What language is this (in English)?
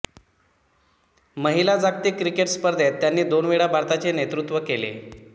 Marathi